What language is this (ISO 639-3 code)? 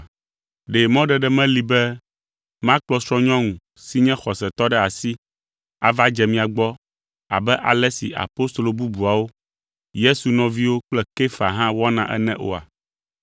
ewe